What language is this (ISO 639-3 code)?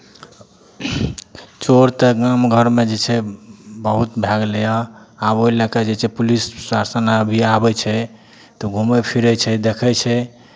mai